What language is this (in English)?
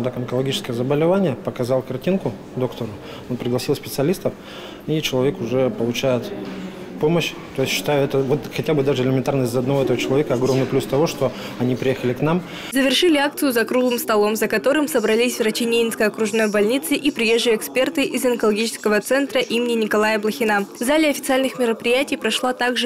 Russian